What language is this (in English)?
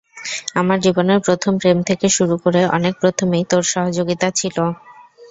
Bangla